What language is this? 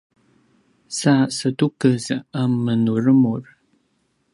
Paiwan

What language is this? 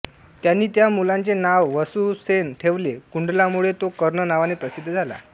Marathi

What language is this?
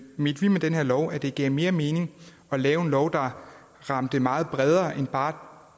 Danish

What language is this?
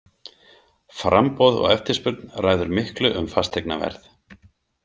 Icelandic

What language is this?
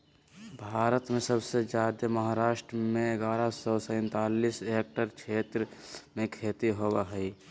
Magahi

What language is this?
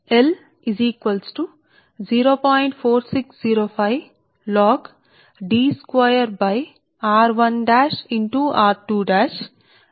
Telugu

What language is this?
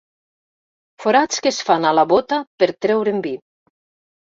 Catalan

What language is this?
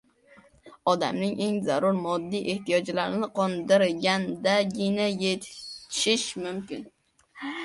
Uzbek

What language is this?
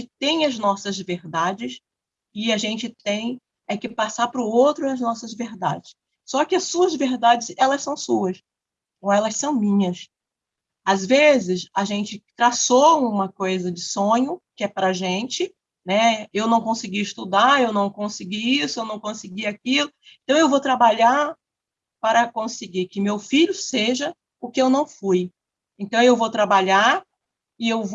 Portuguese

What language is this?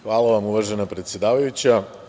Serbian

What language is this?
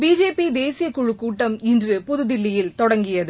Tamil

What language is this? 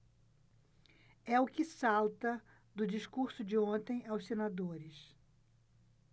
Portuguese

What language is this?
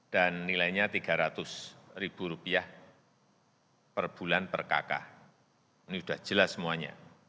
Indonesian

